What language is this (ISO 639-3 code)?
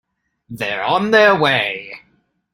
eng